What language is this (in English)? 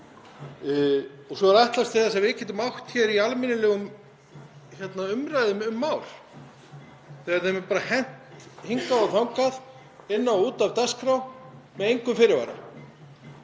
Icelandic